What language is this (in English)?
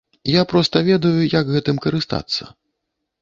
Belarusian